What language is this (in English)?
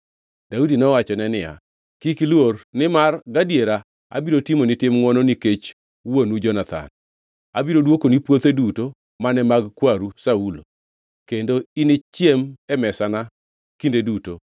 Luo (Kenya and Tanzania)